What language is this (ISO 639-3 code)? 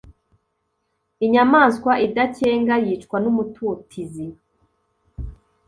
kin